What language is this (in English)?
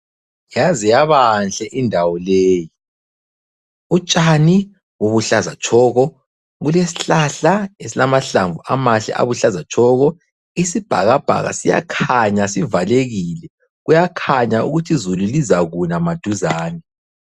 North Ndebele